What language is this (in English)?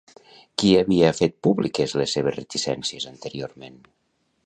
Catalan